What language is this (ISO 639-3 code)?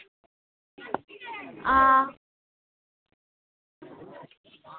doi